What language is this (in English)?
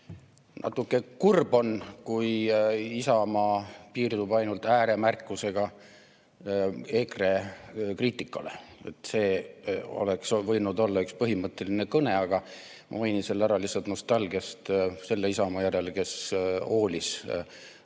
Estonian